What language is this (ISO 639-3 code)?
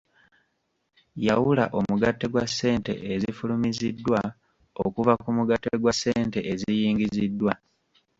lug